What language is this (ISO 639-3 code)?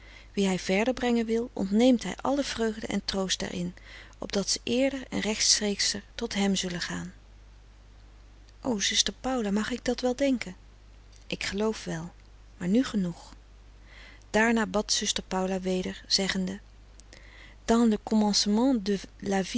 nld